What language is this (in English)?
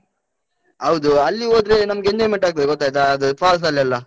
Kannada